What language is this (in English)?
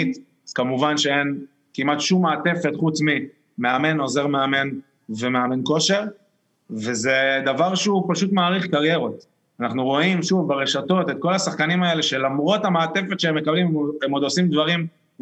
Hebrew